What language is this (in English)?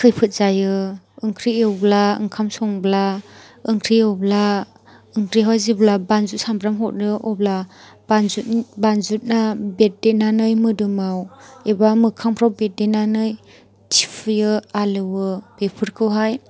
Bodo